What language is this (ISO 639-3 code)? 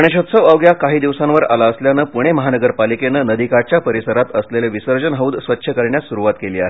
mar